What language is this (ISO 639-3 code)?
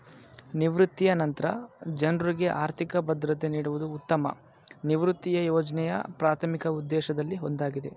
kan